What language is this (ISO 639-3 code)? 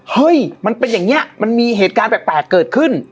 tha